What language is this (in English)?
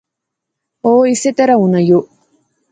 Pahari-Potwari